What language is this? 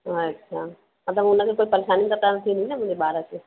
Sindhi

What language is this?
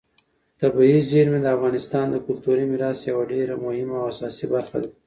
Pashto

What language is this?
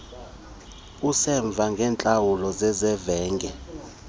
Xhosa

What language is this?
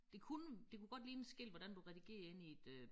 Danish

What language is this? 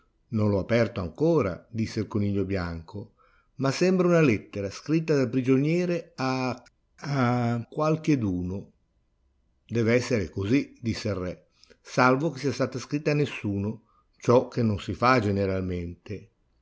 Italian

